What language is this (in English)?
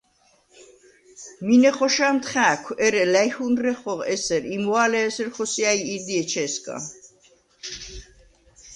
Svan